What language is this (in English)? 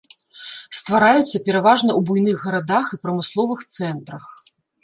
Belarusian